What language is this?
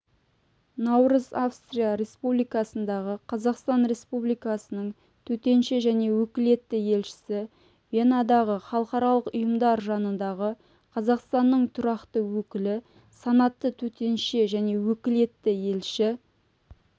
Kazakh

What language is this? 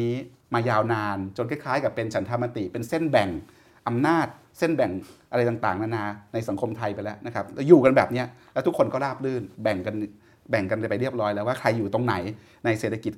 Thai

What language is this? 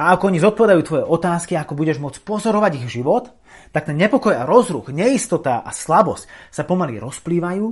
Slovak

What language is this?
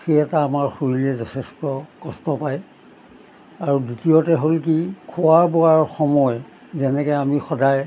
Assamese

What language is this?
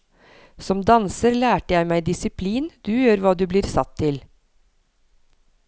Norwegian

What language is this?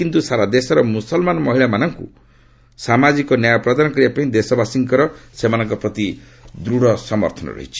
Odia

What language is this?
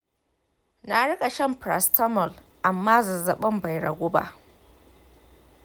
Hausa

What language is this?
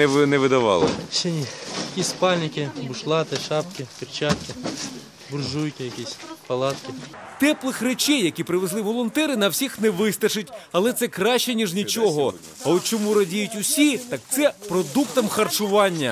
Ukrainian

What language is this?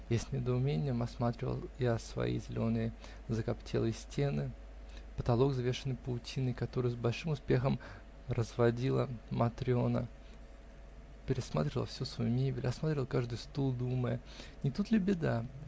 Russian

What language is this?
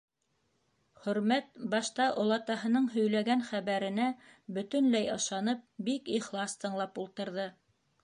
Bashkir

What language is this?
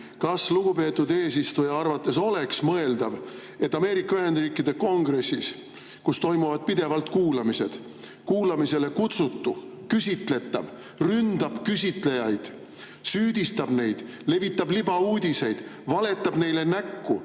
Estonian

